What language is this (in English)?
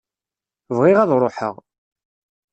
Kabyle